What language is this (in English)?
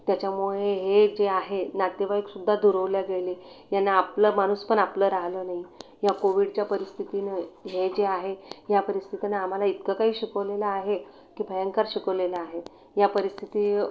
Marathi